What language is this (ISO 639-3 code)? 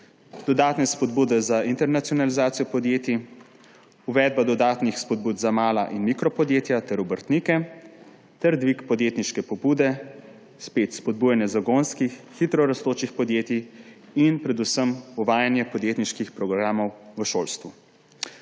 slv